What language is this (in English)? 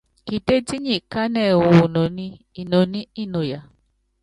Yangben